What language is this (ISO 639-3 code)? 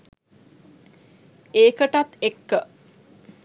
sin